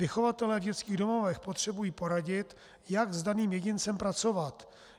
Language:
Czech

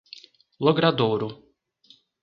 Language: Portuguese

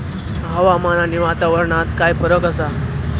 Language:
Marathi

